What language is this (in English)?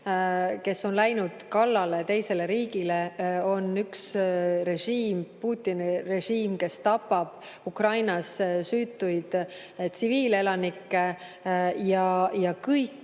Estonian